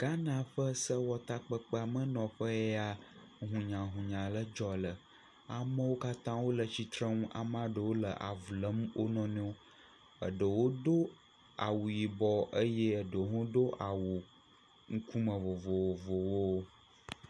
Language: Ewe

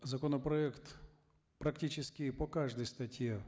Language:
Kazakh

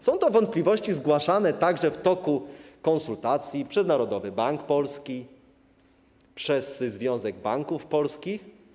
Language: Polish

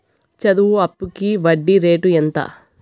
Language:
Telugu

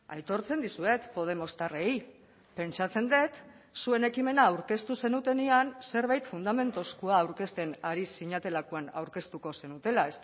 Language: Basque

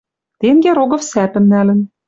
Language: Western Mari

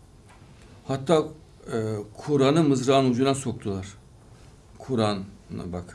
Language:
Turkish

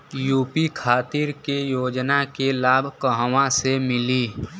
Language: Bhojpuri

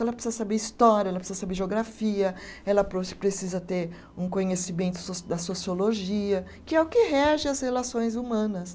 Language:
Portuguese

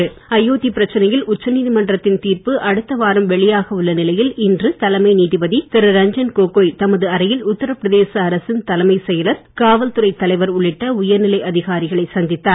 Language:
Tamil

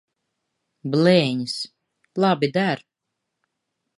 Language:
Latvian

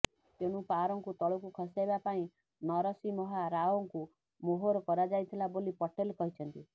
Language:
Odia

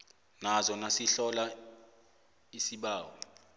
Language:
South Ndebele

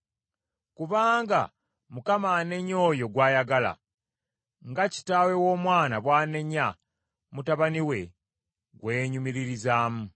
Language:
Ganda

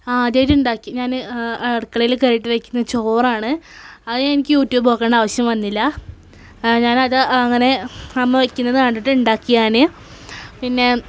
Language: Malayalam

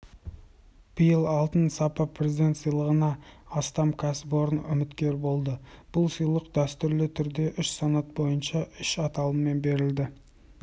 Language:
Kazakh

